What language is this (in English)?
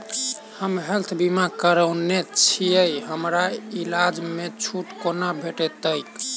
Maithili